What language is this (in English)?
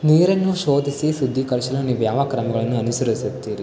Kannada